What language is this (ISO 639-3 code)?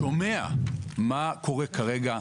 heb